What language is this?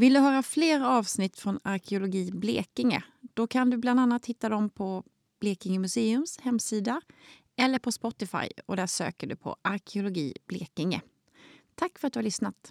Swedish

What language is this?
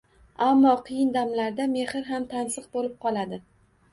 Uzbek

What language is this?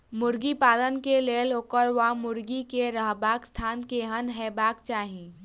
Maithili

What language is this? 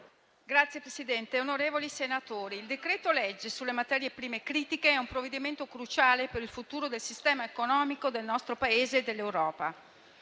Italian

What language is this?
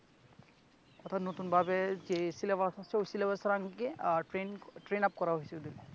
Bangla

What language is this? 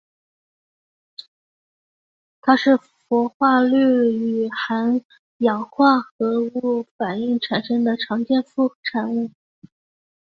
Chinese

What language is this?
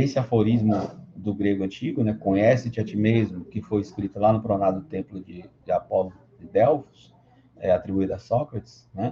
Portuguese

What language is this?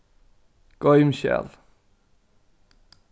Faroese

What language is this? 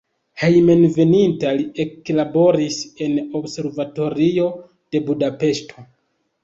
Esperanto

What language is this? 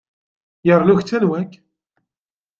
Kabyle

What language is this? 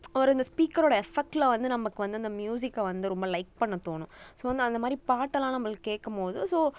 Tamil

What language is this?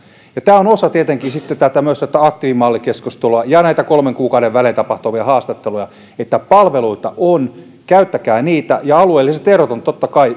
Finnish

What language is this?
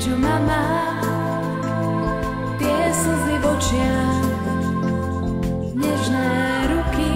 Slovak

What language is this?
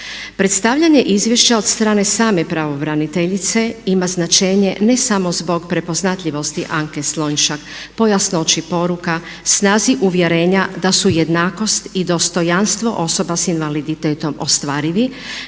Croatian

